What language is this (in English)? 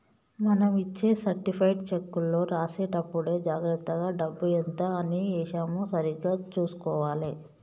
Telugu